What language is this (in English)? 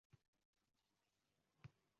Uzbek